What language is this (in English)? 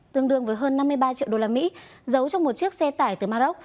Vietnamese